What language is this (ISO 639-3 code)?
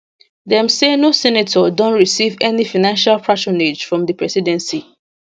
pcm